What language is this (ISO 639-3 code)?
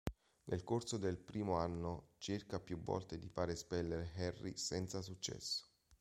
ita